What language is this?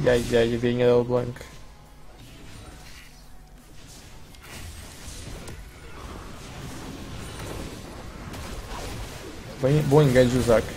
Portuguese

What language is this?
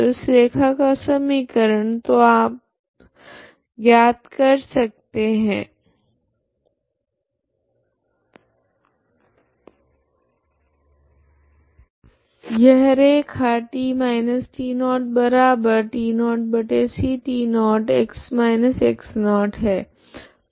Hindi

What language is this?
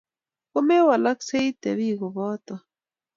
Kalenjin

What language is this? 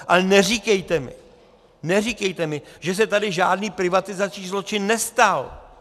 Czech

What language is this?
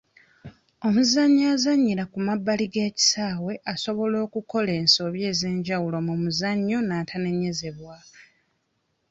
Ganda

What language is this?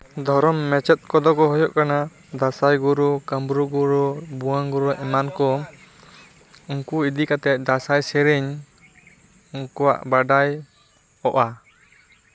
Santali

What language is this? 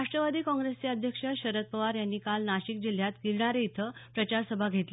Marathi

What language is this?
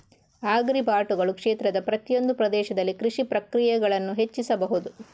Kannada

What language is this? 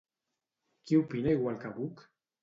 Catalan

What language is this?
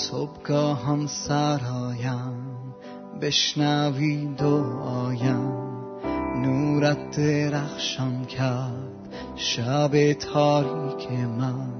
Persian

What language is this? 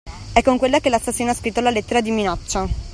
Italian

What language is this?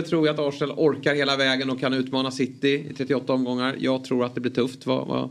Swedish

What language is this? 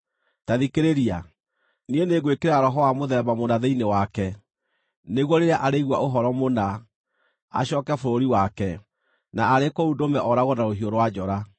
Kikuyu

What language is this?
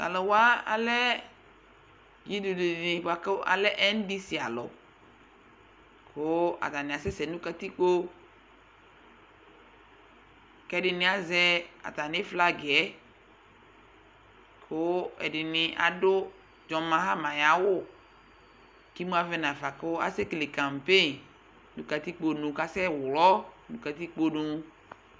Ikposo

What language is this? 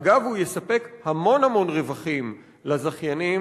Hebrew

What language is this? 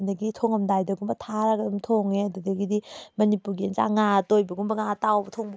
Manipuri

